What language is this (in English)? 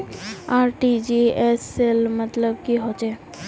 Magahi